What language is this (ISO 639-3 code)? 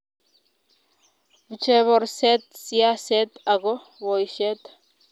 kln